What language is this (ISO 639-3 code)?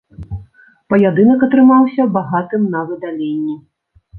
bel